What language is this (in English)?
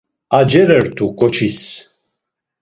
Laz